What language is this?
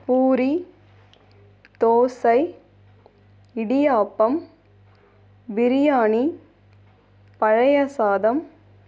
Tamil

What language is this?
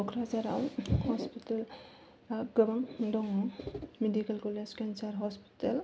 Bodo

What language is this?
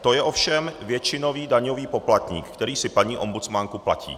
Czech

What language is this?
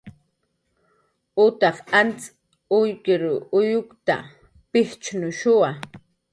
Jaqaru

